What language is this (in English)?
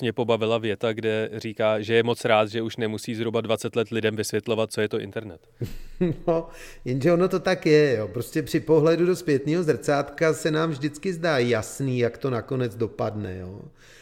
Czech